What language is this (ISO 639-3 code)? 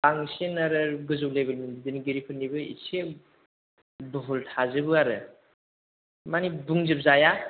brx